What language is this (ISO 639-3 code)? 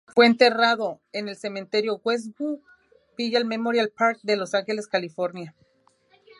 spa